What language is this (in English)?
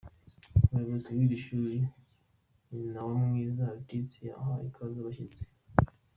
Kinyarwanda